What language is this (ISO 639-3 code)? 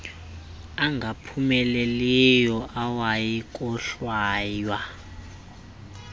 xho